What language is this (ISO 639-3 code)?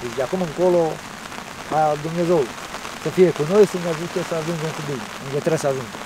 ron